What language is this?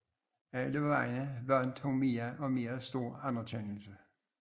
Danish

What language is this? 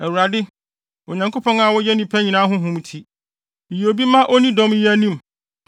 Akan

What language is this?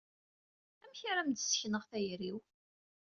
Kabyle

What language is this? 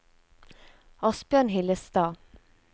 Norwegian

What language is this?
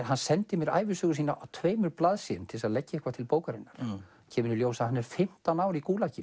Icelandic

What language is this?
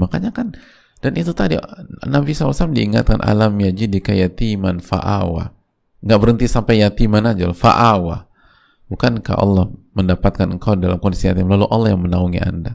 Indonesian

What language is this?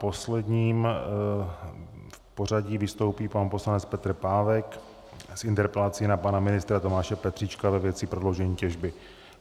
Czech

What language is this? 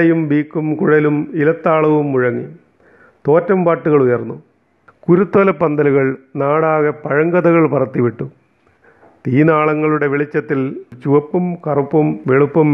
Malayalam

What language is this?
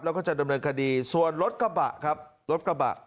Thai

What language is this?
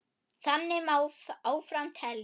Icelandic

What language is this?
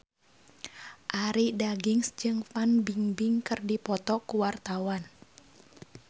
Sundanese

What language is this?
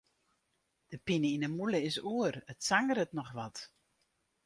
Western Frisian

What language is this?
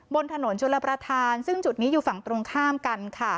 Thai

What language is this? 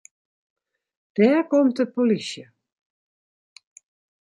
Western Frisian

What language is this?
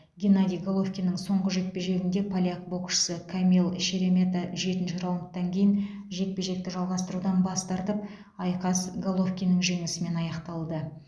Kazakh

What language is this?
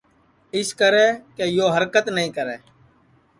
Sansi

